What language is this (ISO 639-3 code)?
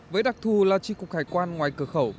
vie